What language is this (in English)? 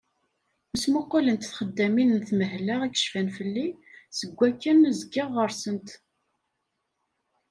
Kabyle